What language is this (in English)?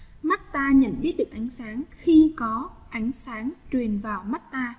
Vietnamese